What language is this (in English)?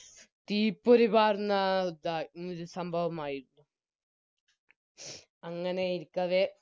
Malayalam